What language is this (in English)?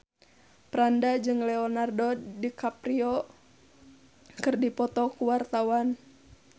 Sundanese